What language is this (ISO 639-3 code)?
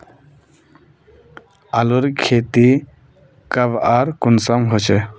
mag